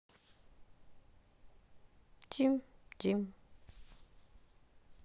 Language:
Russian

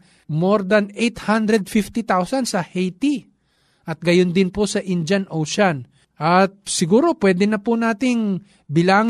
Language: Filipino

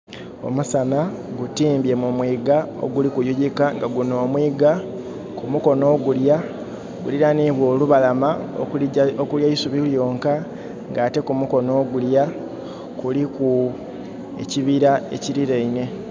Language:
Soga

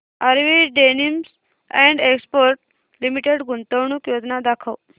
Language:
Marathi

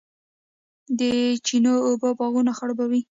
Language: Pashto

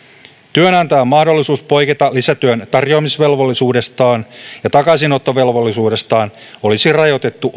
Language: Finnish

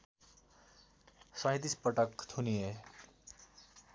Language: Nepali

